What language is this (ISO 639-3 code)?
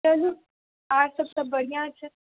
mai